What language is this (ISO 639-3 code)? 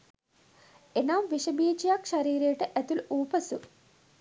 sin